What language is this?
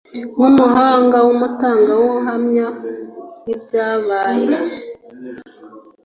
Kinyarwanda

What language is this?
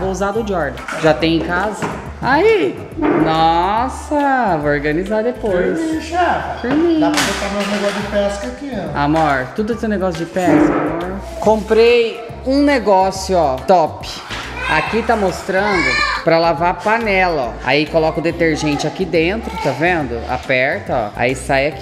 Portuguese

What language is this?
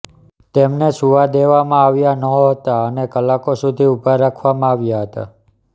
Gujarati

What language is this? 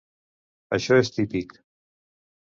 Catalan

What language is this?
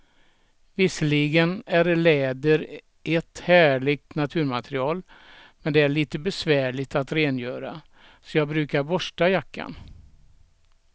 Swedish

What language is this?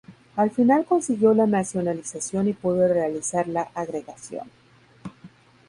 Spanish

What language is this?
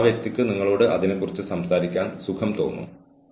Malayalam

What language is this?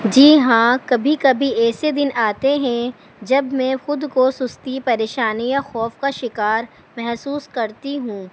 Urdu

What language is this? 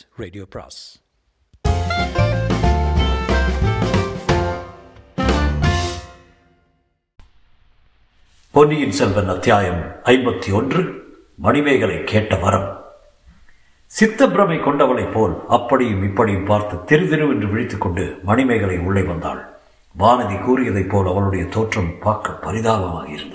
Tamil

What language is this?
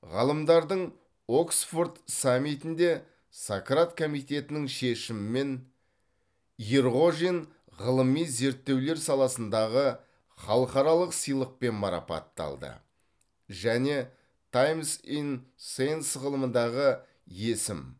Kazakh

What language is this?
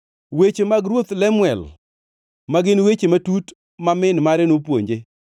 Luo (Kenya and Tanzania)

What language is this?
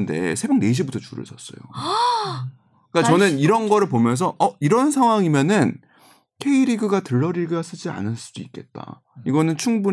Korean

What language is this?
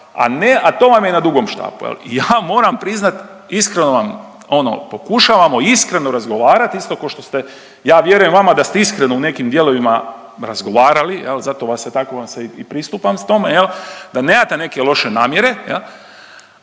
Croatian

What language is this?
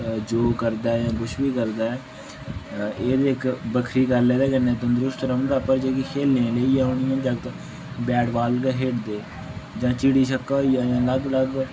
Dogri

